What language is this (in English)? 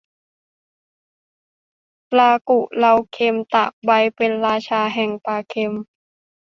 Thai